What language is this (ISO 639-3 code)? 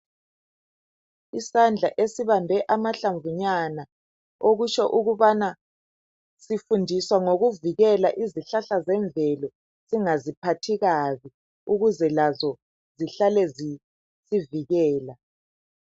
nde